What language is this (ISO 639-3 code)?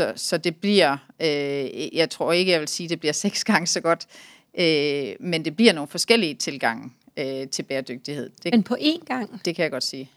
dan